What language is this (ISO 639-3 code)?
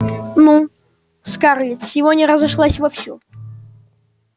rus